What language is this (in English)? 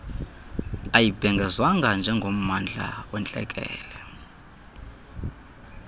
Xhosa